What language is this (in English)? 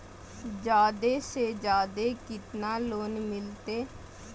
Magahi